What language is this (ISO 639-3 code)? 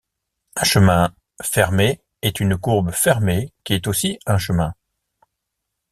fra